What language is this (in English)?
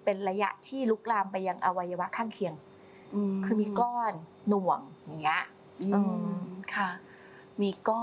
Thai